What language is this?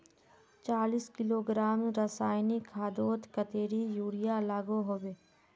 Magahi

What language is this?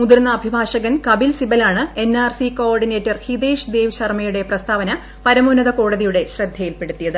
Malayalam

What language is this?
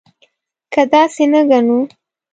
Pashto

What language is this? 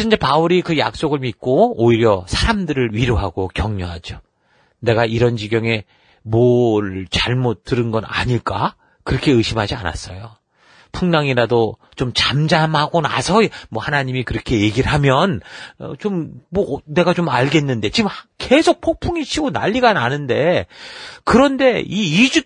Korean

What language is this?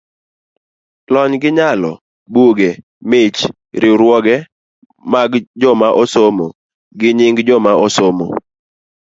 Luo (Kenya and Tanzania)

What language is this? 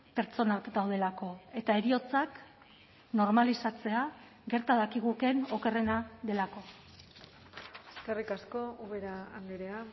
Basque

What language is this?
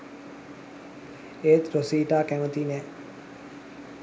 Sinhala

